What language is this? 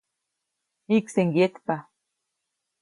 Copainalá Zoque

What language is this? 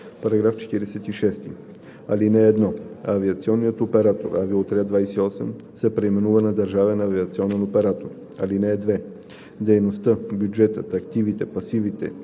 Bulgarian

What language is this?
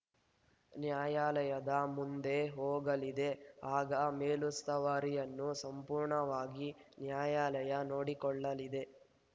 Kannada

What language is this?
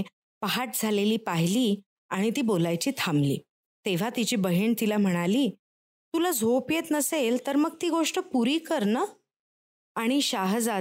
Marathi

